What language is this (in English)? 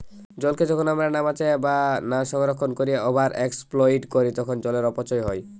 Bangla